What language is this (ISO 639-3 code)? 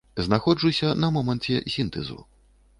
bel